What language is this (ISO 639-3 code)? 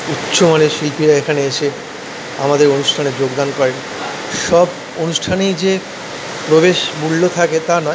ben